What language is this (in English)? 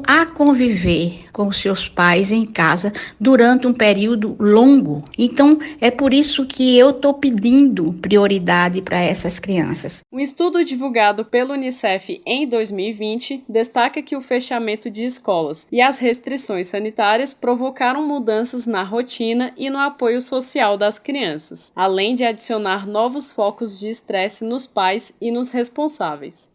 Portuguese